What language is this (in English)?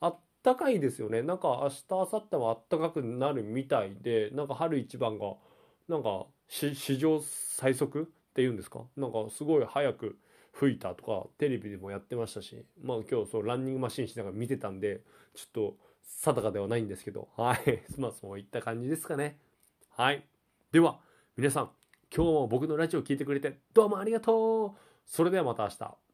Japanese